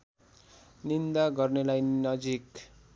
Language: Nepali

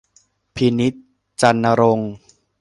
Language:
Thai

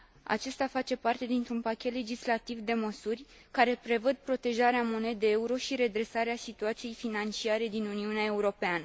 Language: Romanian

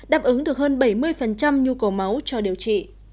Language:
Vietnamese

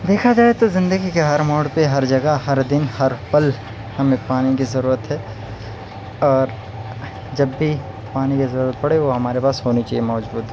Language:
Urdu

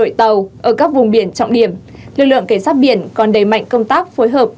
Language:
Vietnamese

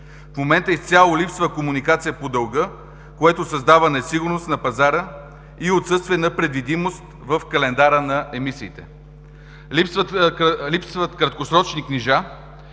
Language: Bulgarian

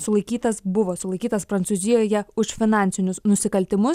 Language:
Lithuanian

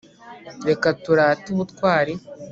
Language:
Kinyarwanda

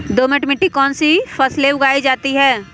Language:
Magahi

